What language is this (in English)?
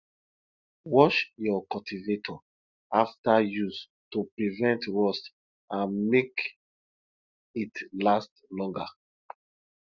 Nigerian Pidgin